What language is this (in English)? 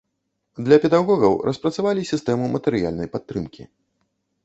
Belarusian